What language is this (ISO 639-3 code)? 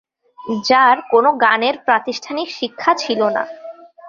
ben